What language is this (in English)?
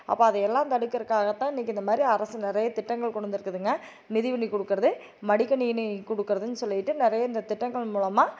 Tamil